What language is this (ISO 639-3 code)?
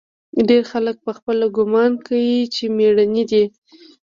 pus